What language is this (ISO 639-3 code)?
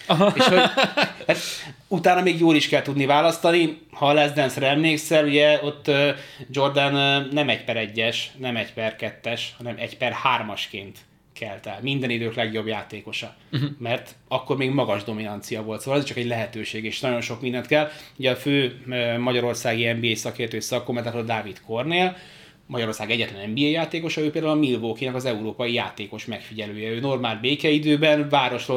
hun